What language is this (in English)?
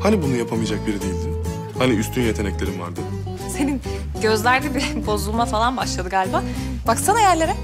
Turkish